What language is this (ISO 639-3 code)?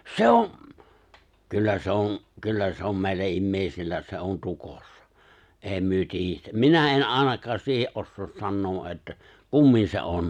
fin